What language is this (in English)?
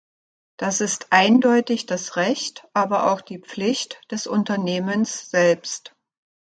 German